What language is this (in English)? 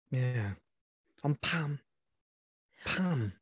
Welsh